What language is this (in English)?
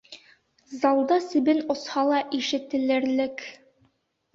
Bashkir